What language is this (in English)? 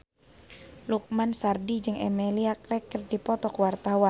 Sundanese